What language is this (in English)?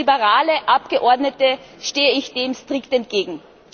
German